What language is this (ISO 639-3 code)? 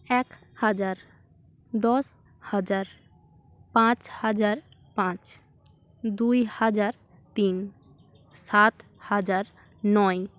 ben